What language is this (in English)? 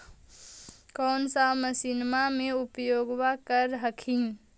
Magahi